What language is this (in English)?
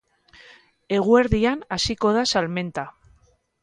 Basque